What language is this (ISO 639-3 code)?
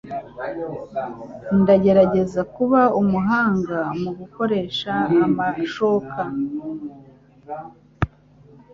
kin